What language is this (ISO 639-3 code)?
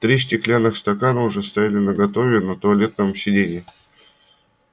rus